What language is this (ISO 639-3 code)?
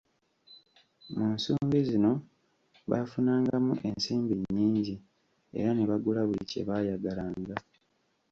lug